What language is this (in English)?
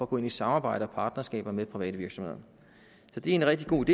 Danish